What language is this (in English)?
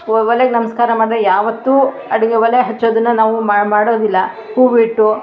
Kannada